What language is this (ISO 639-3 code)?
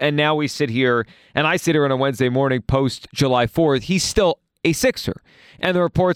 eng